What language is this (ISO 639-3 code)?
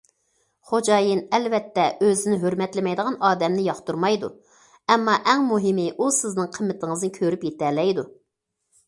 uig